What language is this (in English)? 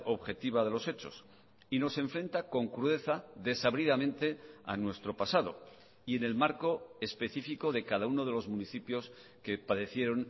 Spanish